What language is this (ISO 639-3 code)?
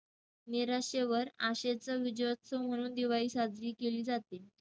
mar